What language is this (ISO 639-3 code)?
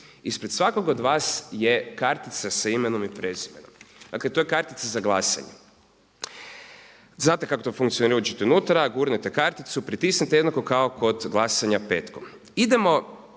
hrv